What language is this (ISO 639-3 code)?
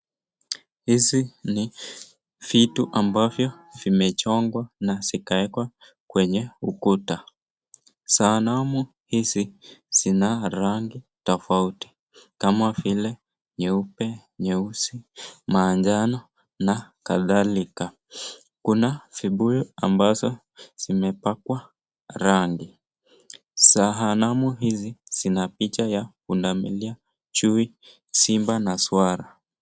swa